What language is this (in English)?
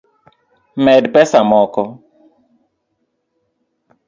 Luo (Kenya and Tanzania)